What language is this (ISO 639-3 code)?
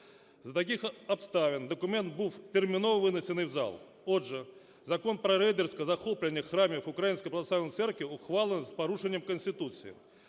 ukr